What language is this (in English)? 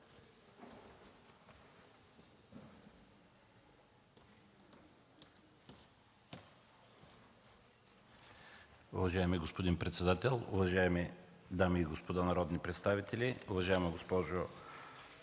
Bulgarian